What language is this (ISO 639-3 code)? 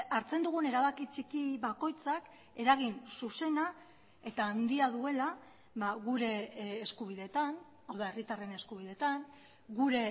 eus